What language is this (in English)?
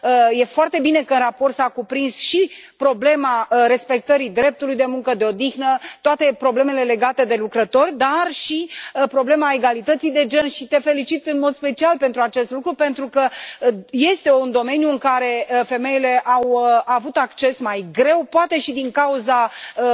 Romanian